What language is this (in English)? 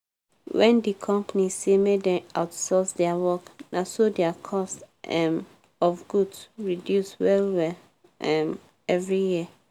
Nigerian Pidgin